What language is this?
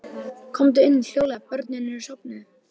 Icelandic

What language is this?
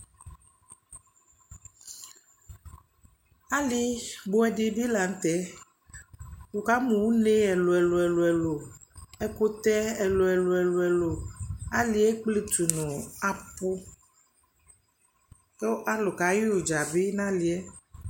Ikposo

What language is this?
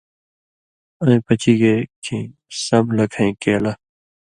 Indus Kohistani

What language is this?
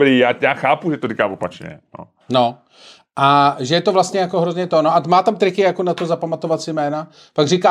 Czech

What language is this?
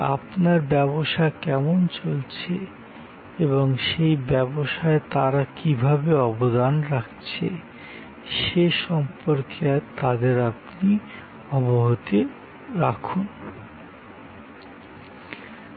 Bangla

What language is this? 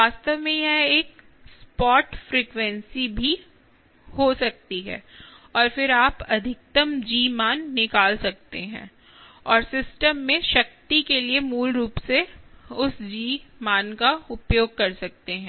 Hindi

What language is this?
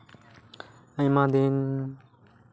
Santali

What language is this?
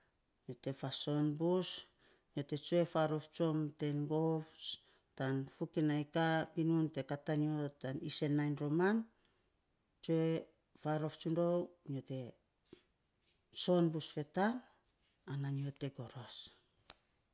Saposa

